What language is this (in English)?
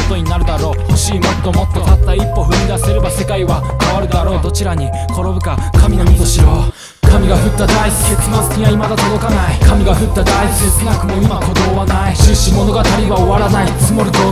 Japanese